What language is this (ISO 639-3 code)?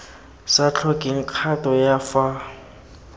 tsn